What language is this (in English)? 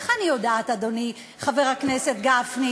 Hebrew